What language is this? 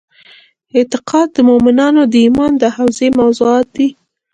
Pashto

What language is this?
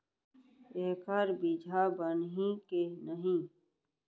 Chhattisgarhi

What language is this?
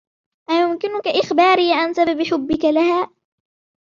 Arabic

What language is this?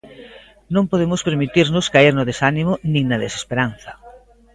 Galician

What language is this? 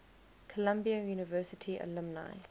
English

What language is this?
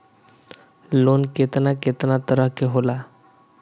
Bhojpuri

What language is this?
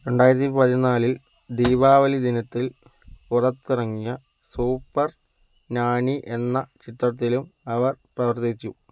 Malayalam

